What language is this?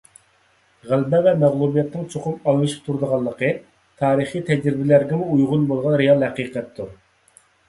Uyghur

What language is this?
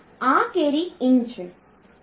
Gujarati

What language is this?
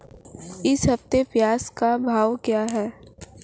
Hindi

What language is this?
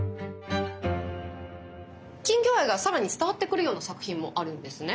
Japanese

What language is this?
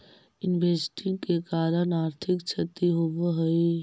Magahi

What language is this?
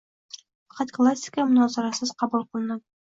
Uzbek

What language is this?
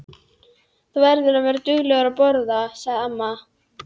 Icelandic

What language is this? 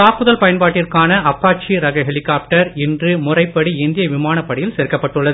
Tamil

